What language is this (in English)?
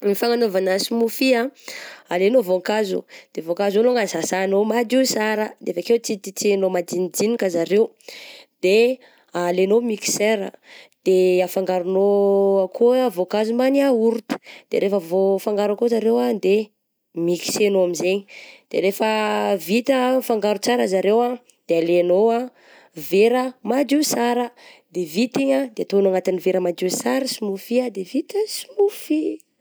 Southern Betsimisaraka Malagasy